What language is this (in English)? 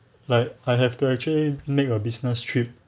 English